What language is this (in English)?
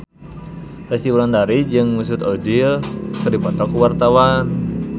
Sundanese